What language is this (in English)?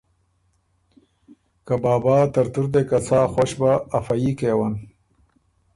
Ormuri